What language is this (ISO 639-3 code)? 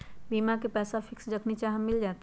mag